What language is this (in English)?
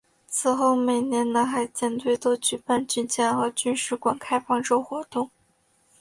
Chinese